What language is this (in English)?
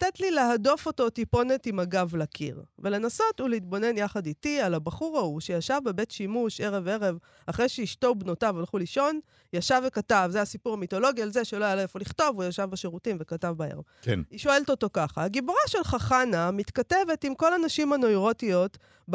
Hebrew